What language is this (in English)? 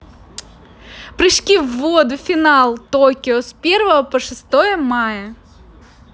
Russian